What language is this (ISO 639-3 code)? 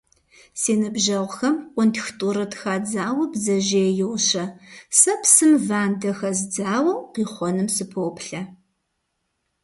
kbd